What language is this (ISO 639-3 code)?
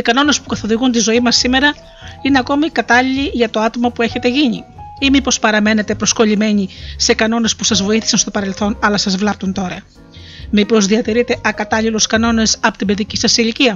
ell